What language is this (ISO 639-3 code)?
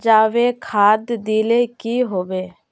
mag